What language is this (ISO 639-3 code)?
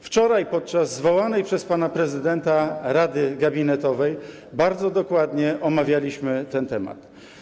pol